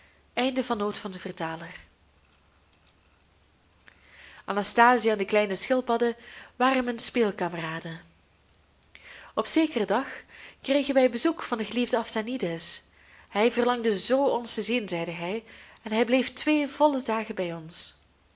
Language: Dutch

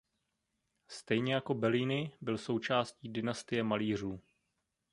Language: Czech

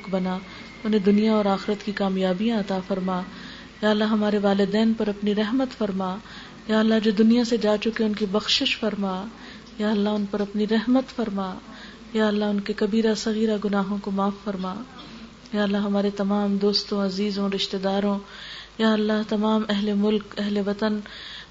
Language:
Urdu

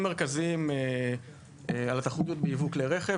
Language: Hebrew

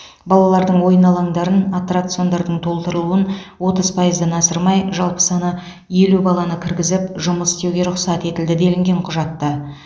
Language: Kazakh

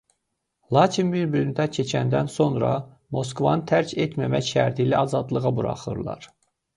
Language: Azerbaijani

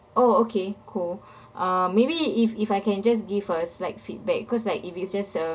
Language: English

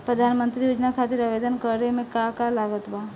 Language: Bhojpuri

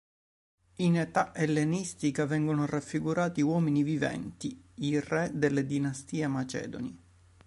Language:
Italian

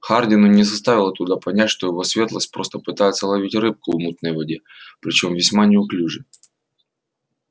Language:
Russian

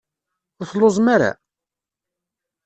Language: Kabyle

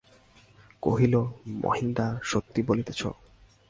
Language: Bangla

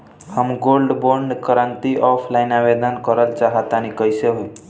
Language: Bhojpuri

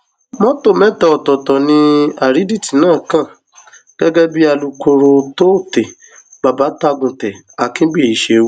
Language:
Yoruba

